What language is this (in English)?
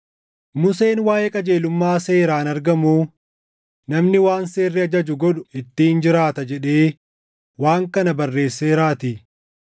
Oromo